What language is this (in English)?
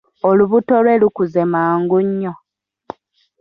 Ganda